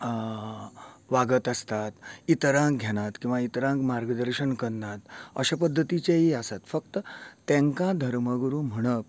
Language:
Konkani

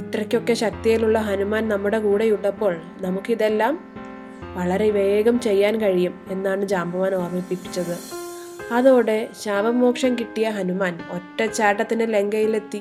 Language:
Malayalam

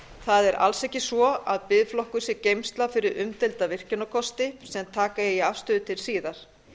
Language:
Icelandic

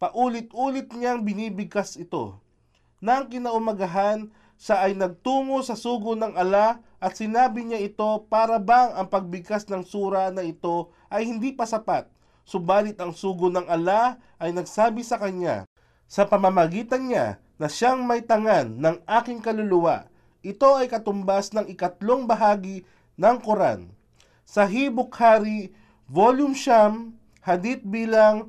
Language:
Filipino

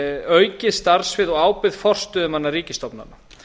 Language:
Icelandic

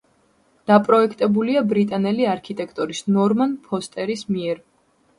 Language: Georgian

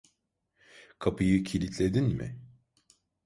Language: Turkish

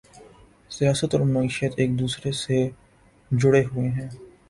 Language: Urdu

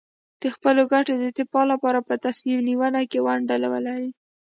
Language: Pashto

